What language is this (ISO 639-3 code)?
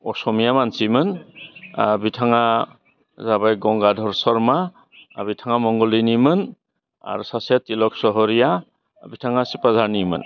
brx